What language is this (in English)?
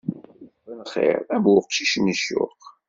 Kabyle